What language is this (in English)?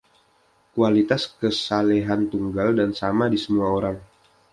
Indonesian